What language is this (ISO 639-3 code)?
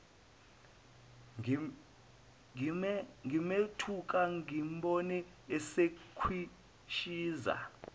zul